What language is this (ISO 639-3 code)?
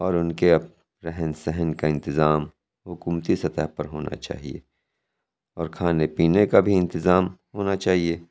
urd